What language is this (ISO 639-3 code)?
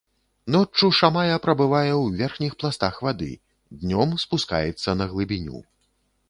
bel